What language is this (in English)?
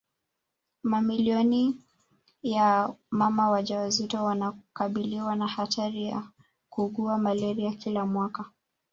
Swahili